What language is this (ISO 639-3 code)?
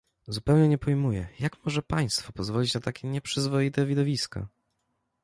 pol